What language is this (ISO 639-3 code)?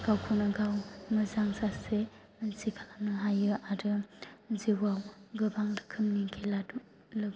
brx